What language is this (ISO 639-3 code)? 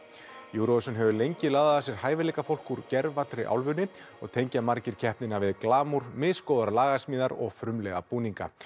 isl